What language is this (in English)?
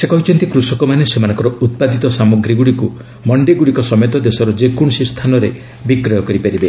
Odia